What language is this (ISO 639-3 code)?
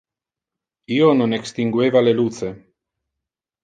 ina